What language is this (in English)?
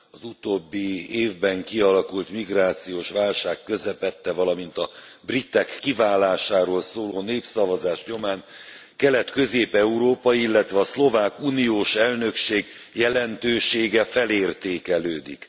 Hungarian